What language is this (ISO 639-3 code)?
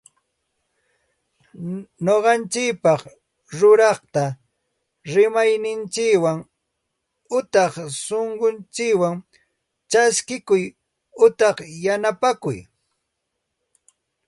qxt